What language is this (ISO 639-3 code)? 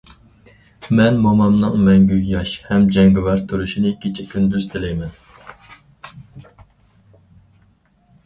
uig